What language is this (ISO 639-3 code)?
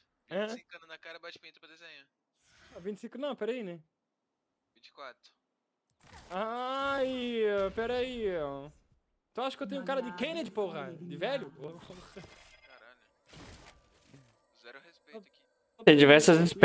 por